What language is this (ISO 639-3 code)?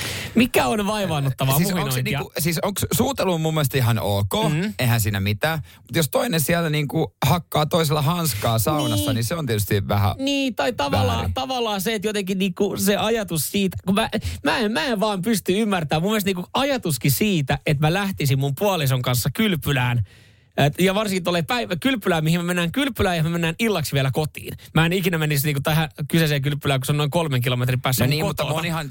fin